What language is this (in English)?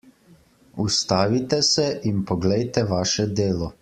Slovenian